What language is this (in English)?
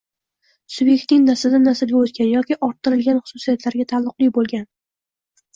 Uzbek